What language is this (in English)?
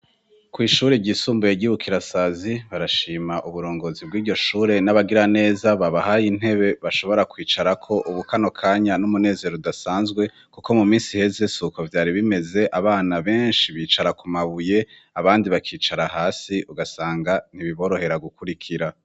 Rundi